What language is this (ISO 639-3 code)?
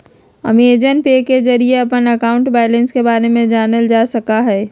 mag